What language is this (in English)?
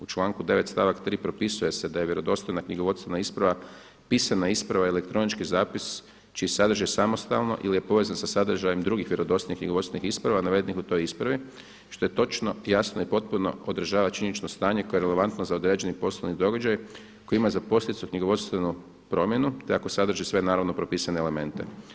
Croatian